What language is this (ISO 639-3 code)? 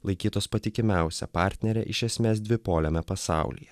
lit